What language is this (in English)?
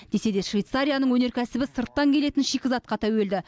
Kazakh